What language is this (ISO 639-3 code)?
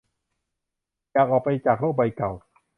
tha